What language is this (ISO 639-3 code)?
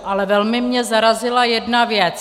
ces